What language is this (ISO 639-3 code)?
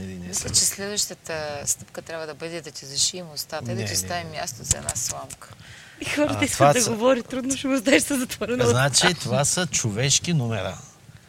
bul